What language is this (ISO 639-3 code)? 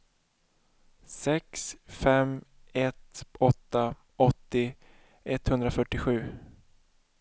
swe